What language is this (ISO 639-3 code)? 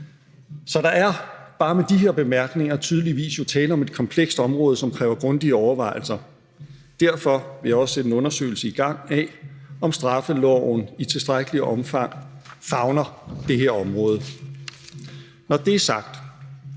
dan